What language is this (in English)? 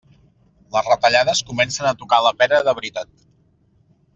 Catalan